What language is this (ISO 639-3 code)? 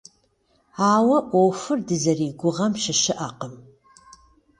kbd